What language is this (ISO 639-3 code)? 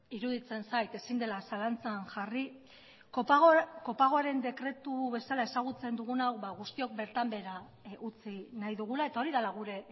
eus